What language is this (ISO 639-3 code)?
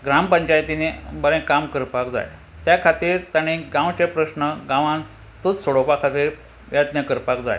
kok